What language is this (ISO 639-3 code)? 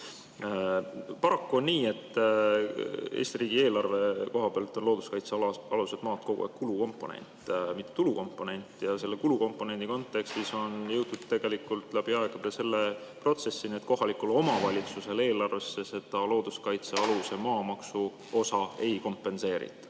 est